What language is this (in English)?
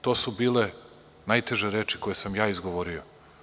Serbian